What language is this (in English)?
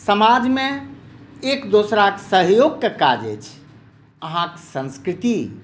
Maithili